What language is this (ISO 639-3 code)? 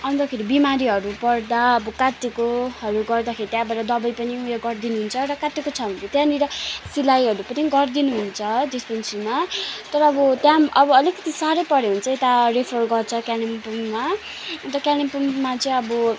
nep